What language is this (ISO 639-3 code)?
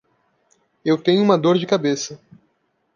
por